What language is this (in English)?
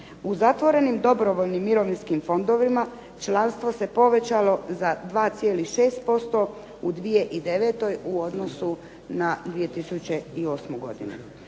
Croatian